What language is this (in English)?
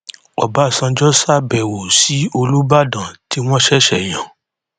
Yoruba